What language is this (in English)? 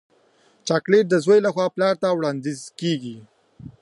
Pashto